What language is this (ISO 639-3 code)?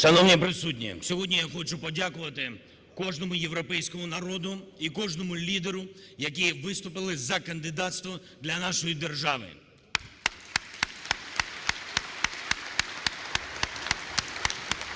ukr